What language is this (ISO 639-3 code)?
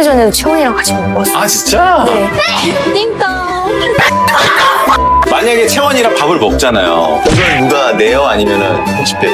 kor